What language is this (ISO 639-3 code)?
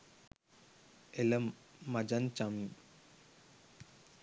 sin